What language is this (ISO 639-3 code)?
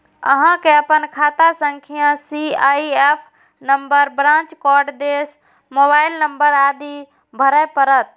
mai